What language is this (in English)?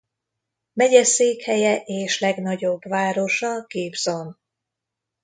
Hungarian